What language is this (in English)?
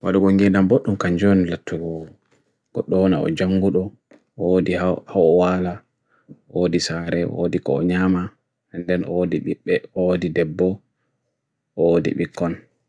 Bagirmi Fulfulde